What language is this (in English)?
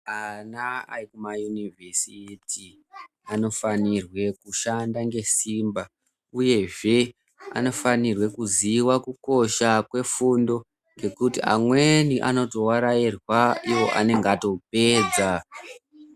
Ndau